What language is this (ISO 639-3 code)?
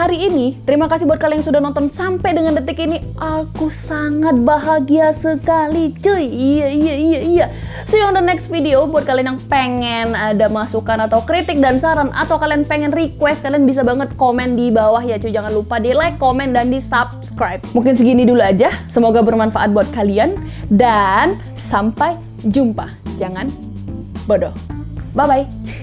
ind